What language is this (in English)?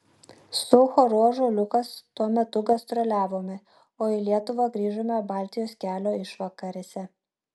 Lithuanian